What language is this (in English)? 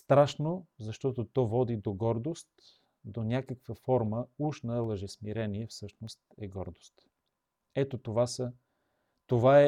Bulgarian